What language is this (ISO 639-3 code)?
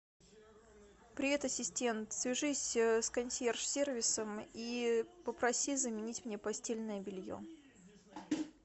rus